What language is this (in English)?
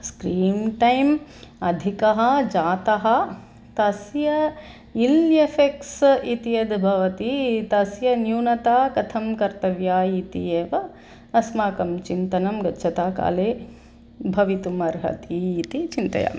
Sanskrit